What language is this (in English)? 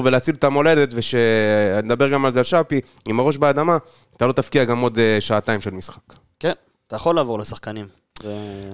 Hebrew